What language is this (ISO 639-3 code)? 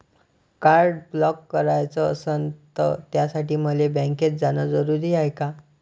mar